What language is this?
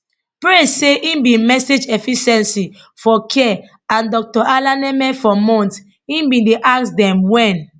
Nigerian Pidgin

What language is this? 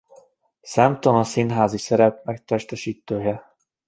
Hungarian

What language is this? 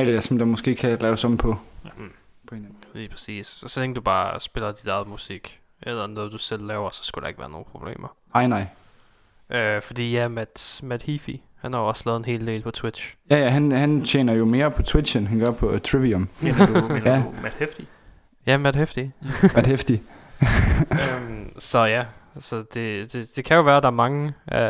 Danish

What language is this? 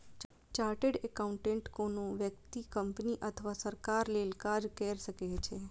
Maithili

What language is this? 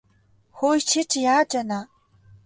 Mongolian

